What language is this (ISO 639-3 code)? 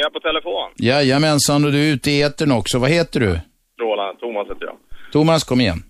swe